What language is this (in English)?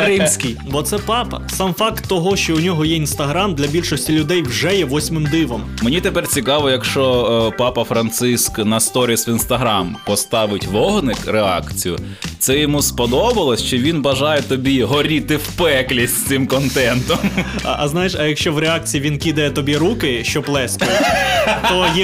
Ukrainian